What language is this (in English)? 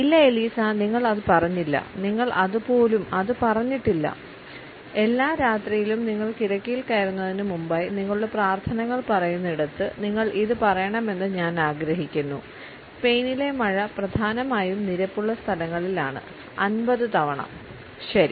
Malayalam